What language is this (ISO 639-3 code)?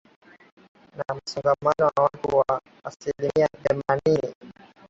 swa